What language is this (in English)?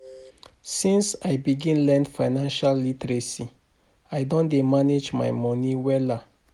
Nigerian Pidgin